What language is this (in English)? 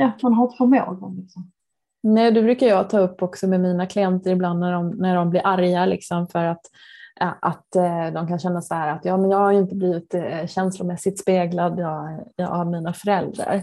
Swedish